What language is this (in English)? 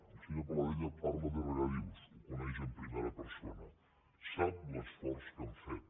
Catalan